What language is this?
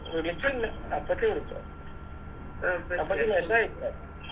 Malayalam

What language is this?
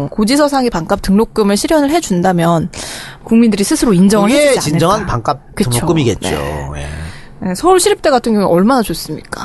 Korean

